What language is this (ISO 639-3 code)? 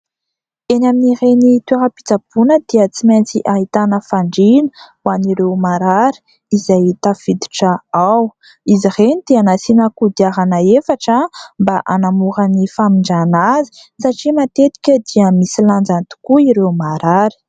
mlg